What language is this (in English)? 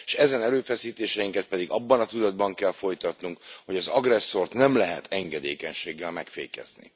Hungarian